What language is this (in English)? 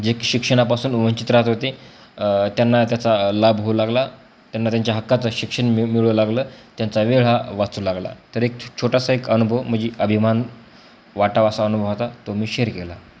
Marathi